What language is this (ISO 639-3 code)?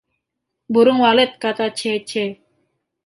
ind